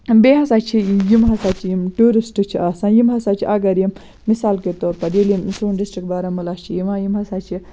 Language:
Kashmiri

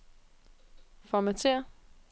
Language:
Danish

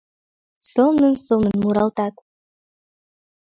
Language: Mari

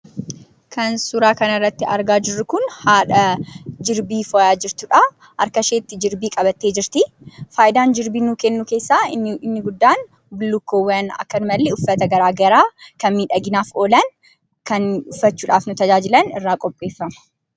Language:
Oromo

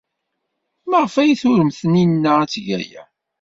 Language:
Kabyle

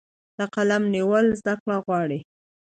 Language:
Pashto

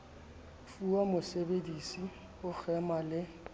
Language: Southern Sotho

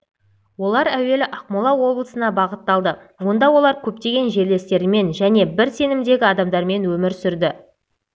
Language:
Kazakh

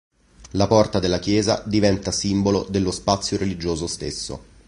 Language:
Italian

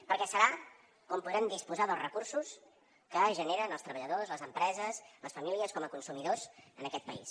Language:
Catalan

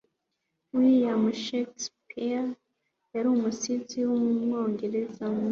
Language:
Kinyarwanda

